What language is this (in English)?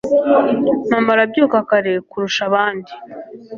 Kinyarwanda